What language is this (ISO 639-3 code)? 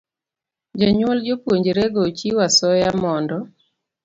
luo